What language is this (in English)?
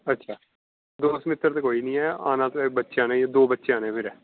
Punjabi